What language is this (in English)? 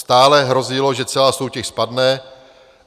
Czech